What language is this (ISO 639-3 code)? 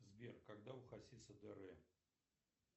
rus